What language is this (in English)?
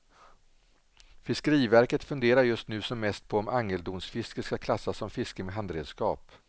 Swedish